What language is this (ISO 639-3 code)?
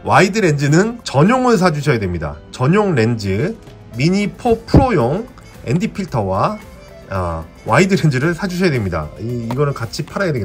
kor